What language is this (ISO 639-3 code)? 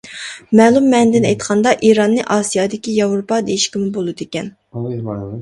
uig